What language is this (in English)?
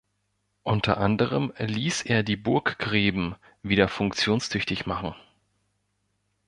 German